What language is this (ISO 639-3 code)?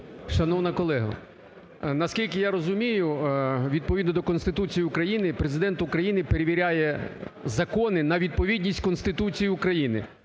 ukr